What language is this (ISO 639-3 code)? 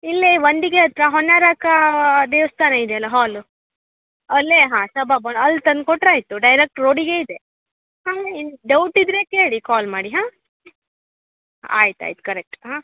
kan